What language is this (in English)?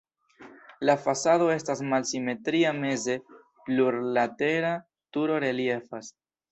Esperanto